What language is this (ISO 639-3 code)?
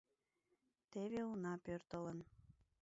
chm